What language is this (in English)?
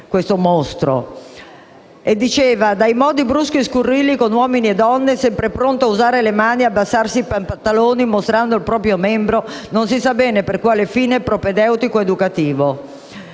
Italian